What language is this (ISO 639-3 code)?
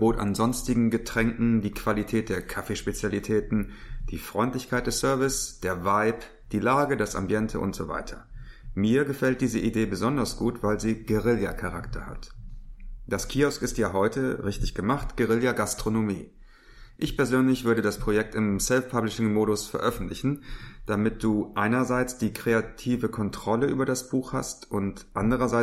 deu